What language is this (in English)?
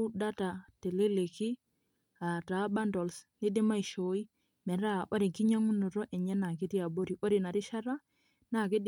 Masai